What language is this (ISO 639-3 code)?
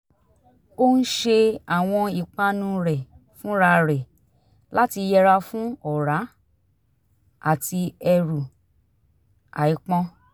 yor